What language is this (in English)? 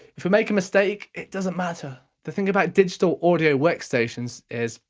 English